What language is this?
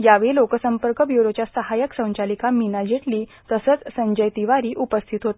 Marathi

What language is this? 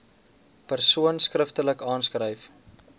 Afrikaans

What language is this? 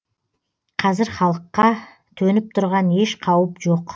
Kazakh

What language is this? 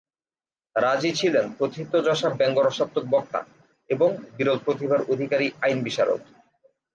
Bangla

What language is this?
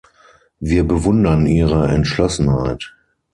German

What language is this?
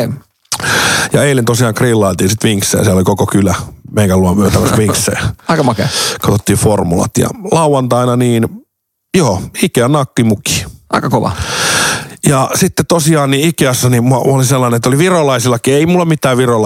Finnish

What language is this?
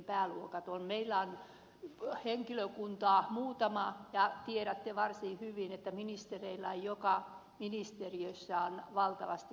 Finnish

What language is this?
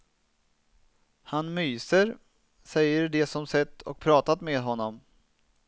Swedish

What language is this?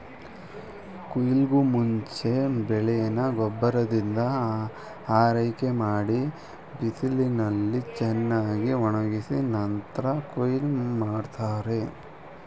Kannada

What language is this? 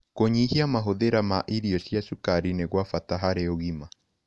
Kikuyu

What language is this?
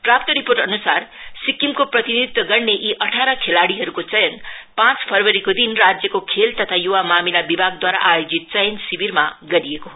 Nepali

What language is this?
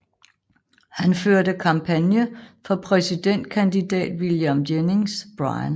Danish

